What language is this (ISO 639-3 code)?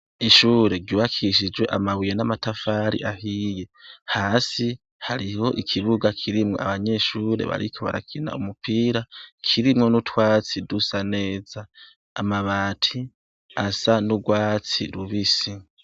run